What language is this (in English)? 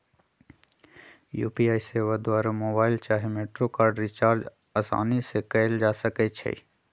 Magahi